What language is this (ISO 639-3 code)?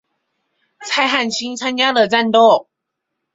zho